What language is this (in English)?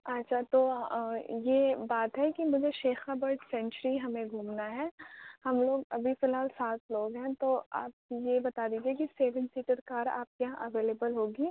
Urdu